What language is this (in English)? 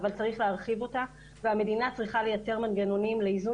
Hebrew